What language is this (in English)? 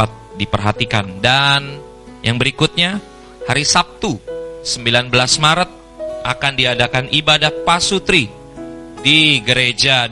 Indonesian